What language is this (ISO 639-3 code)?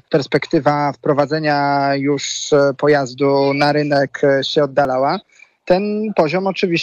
pol